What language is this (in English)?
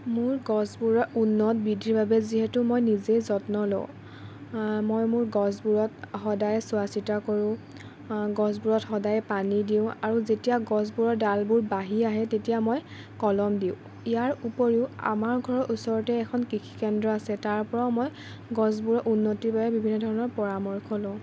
Assamese